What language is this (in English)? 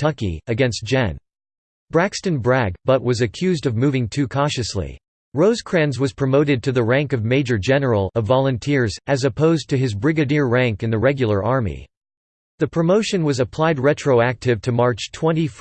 English